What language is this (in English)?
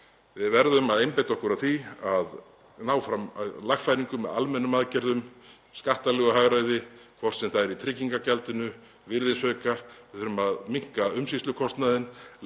Icelandic